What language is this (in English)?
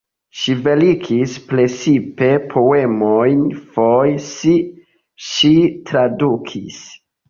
Esperanto